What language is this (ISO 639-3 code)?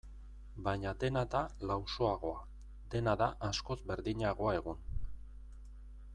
eus